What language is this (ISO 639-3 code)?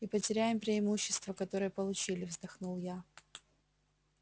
rus